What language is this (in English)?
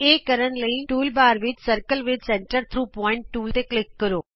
Punjabi